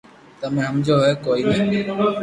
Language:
Loarki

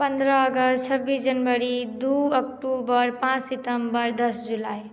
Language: Maithili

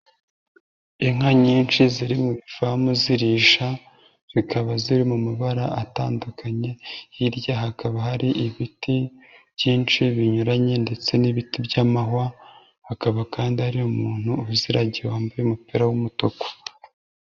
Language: Kinyarwanda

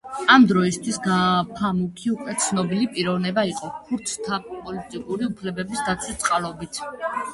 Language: Georgian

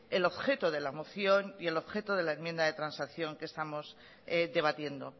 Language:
Spanish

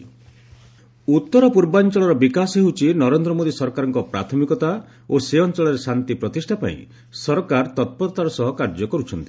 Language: Odia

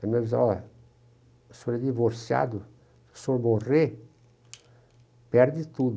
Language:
Portuguese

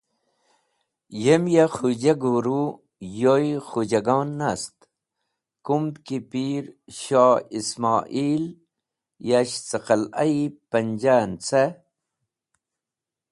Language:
Wakhi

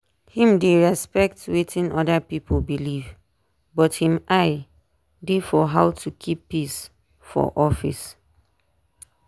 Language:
Nigerian Pidgin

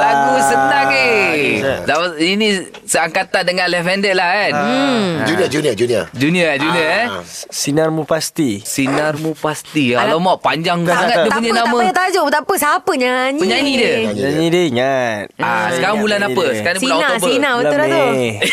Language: Malay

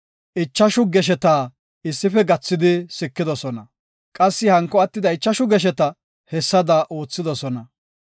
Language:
Gofa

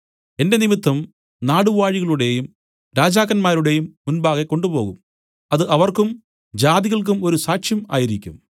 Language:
Malayalam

